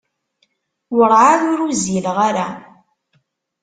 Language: Kabyle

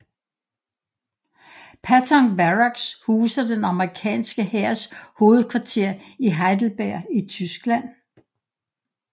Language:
Danish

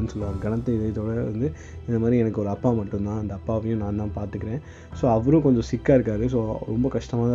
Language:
Tamil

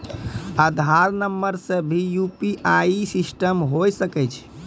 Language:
Maithili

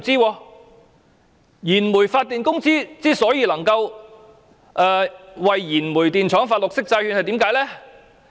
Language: Cantonese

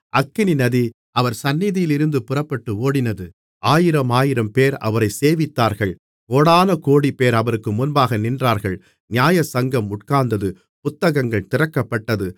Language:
Tamil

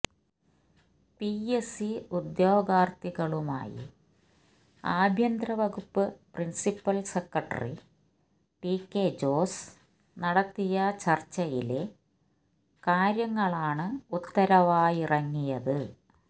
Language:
Malayalam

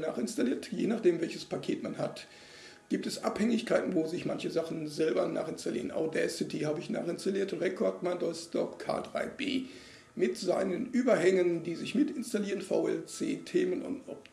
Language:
German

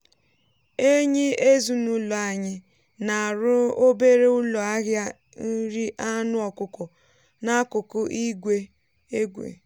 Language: Igbo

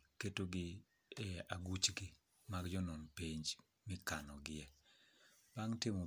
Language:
Luo (Kenya and Tanzania)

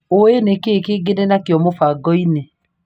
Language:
Kikuyu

